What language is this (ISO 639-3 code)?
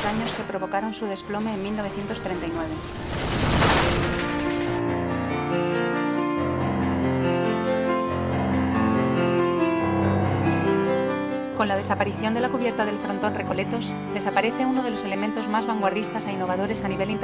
spa